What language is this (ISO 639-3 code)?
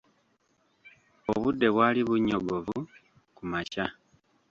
lug